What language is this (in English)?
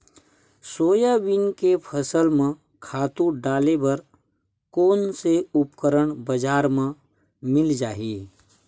Chhattisgarhi